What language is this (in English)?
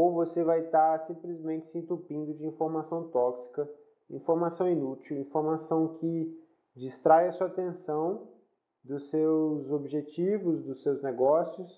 Portuguese